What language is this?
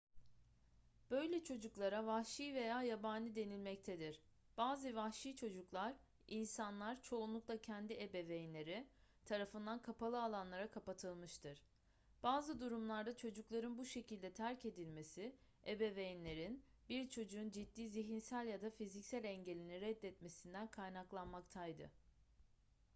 Turkish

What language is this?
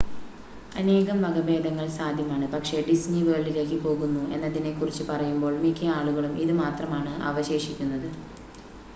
Malayalam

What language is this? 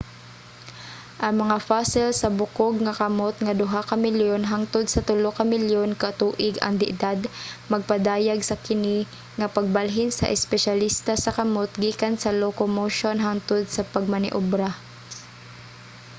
Cebuano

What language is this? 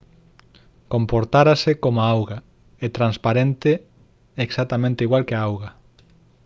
Galician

